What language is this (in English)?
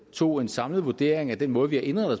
Danish